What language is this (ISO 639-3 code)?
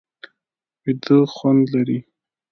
pus